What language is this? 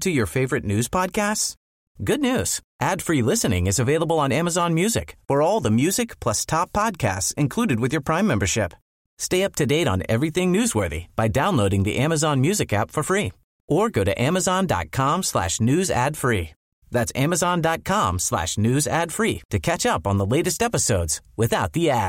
Swedish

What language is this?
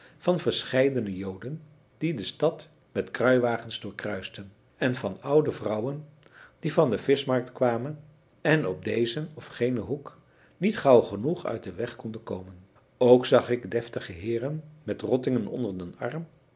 Dutch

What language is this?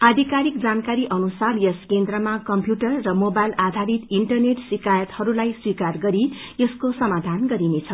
Nepali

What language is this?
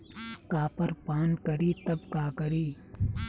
Bhojpuri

